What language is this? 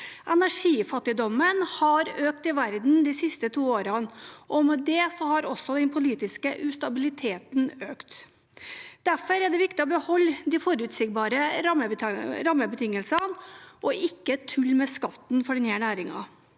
Norwegian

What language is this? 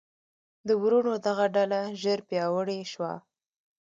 Pashto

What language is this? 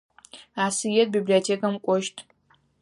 Adyghe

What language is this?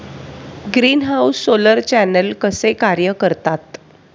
Marathi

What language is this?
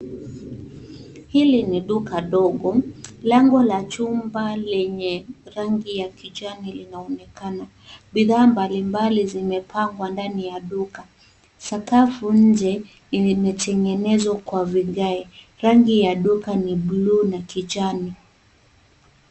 Swahili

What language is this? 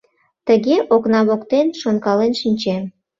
Mari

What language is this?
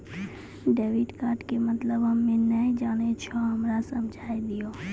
Maithili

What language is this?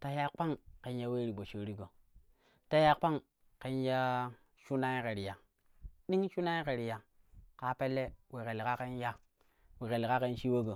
Kushi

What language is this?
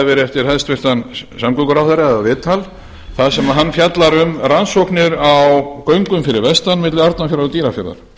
Icelandic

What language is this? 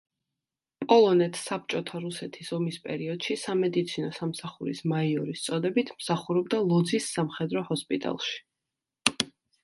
Georgian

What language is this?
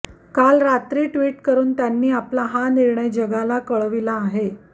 Marathi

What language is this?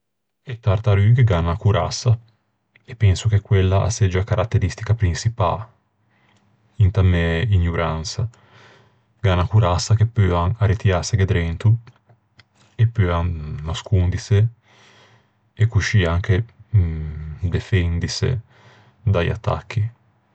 Ligurian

